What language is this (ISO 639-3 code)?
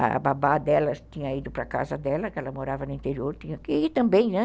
por